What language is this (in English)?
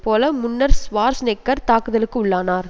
Tamil